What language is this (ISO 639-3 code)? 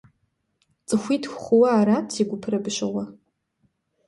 kbd